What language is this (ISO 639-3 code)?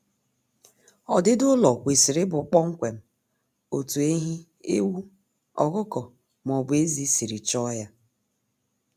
ibo